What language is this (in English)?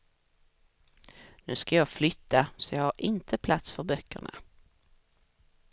Swedish